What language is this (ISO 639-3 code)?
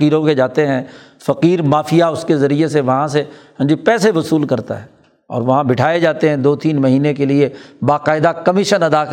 urd